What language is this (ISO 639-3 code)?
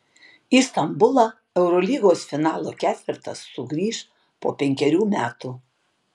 lit